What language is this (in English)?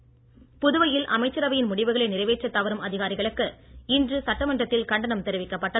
Tamil